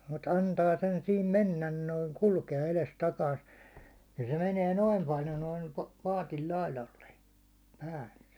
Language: Finnish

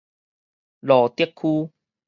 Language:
Min Nan Chinese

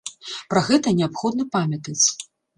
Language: Belarusian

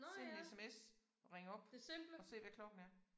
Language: Danish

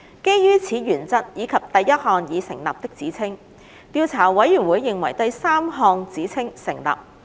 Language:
Cantonese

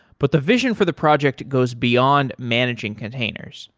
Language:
English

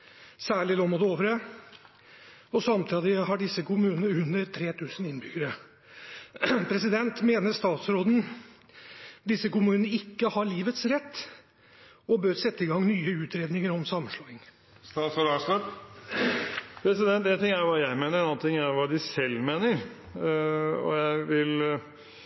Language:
Norwegian Bokmål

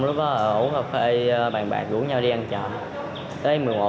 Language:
Vietnamese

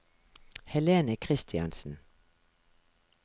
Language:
Norwegian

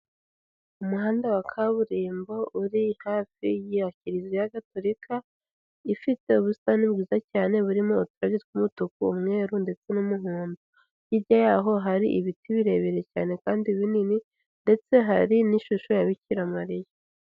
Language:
Kinyarwanda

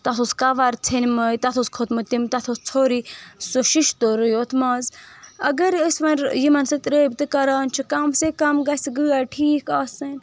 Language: Kashmiri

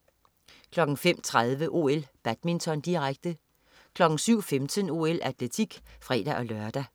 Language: Danish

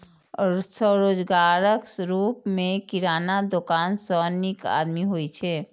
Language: Maithili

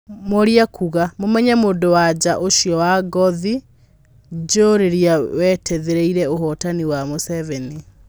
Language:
Kikuyu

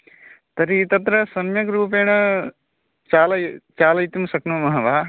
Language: Sanskrit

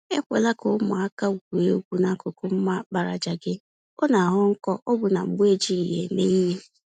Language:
Igbo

